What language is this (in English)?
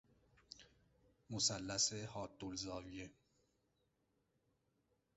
Persian